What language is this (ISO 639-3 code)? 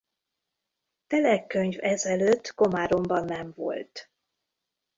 hun